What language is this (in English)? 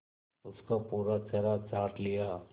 Hindi